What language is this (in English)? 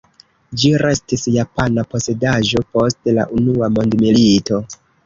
Esperanto